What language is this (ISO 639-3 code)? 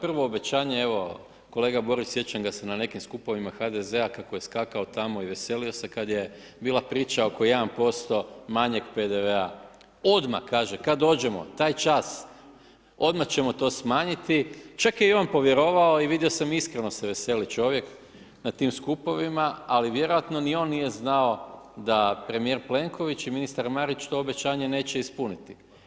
hrv